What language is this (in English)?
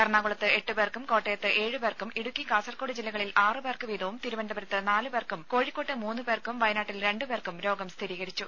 Malayalam